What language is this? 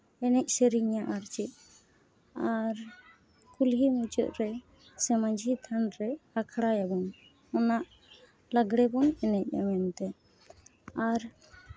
Santali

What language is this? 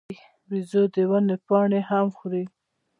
Pashto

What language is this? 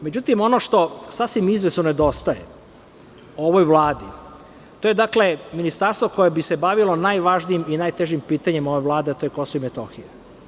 Serbian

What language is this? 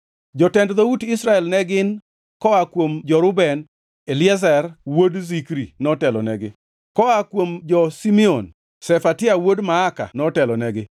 Luo (Kenya and Tanzania)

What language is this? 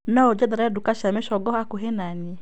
Kikuyu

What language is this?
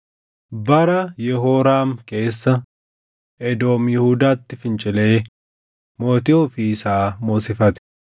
Oromo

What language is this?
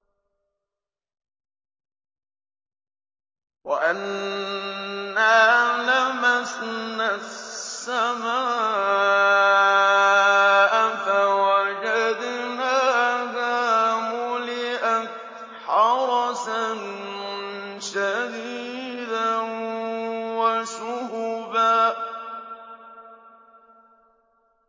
Arabic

